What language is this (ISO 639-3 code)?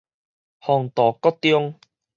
nan